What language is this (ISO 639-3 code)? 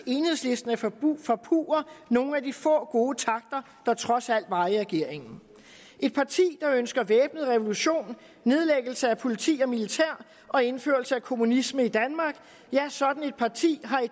dan